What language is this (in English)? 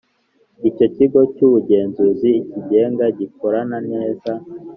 Kinyarwanda